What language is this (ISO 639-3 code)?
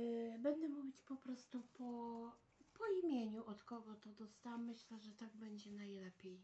pol